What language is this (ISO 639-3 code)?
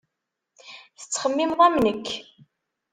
kab